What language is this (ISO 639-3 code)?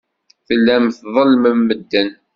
kab